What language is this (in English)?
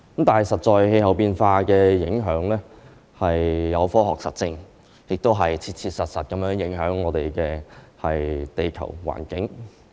Cantonese